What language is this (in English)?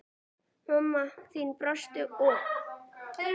Icelandic